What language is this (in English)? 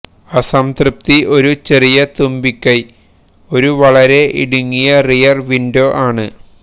Malayalam